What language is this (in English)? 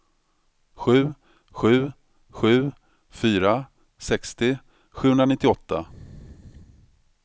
Swedish